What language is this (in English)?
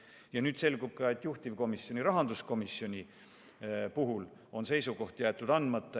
Estonian